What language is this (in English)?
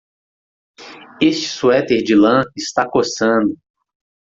Portuguese